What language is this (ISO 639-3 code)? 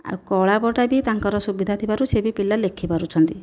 ori